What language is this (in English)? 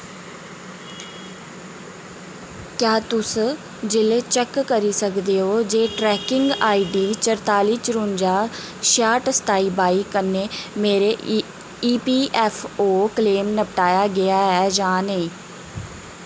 Dogri